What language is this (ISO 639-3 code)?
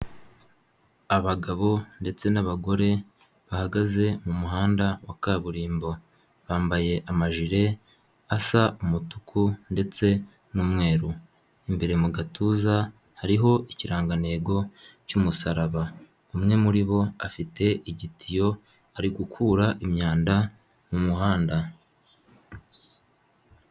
kin